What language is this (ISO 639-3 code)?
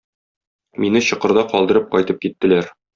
tat